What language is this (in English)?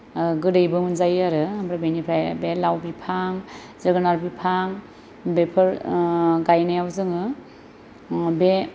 Bodo